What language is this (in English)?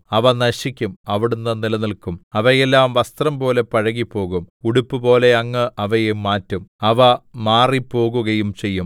Malayalam